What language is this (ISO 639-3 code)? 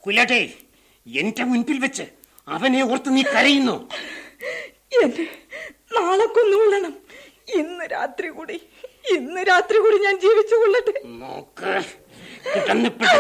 mal